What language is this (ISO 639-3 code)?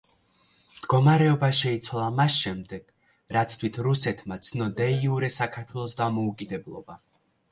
kat